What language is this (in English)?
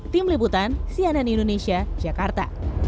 Indonesian